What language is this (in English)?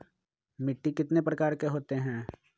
Magahi